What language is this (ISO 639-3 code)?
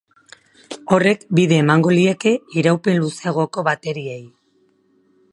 eus